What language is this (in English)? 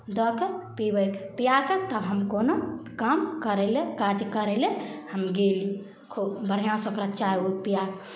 Maithili